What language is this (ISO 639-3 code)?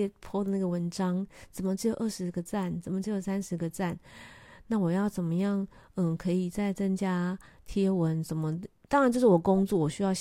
zho